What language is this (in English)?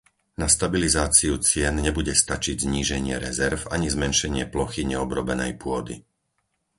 Slovak